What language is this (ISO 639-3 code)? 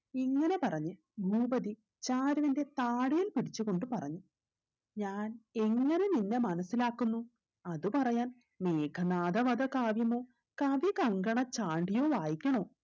mal